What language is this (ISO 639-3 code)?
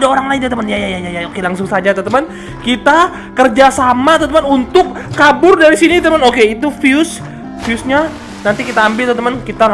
ind